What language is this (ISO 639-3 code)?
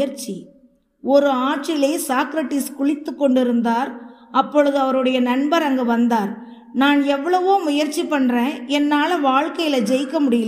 tam